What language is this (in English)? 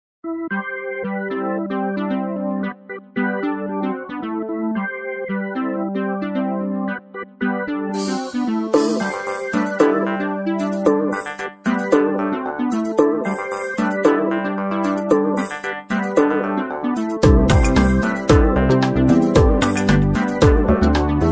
Hungarian